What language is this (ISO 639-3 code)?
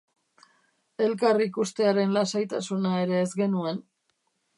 eus